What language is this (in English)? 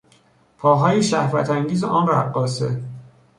Persian